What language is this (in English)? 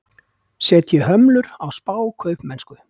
Icelandic